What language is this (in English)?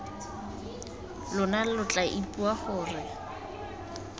Tswana